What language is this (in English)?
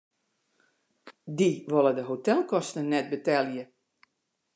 Western Frisian